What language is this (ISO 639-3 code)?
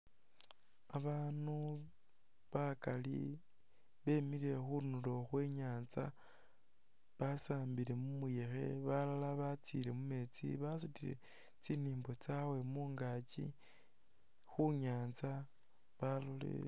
myx